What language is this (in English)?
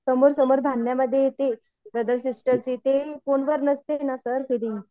Marathi